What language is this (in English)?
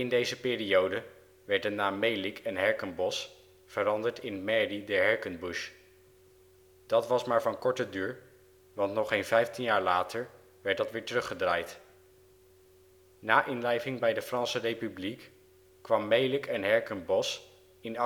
Dutch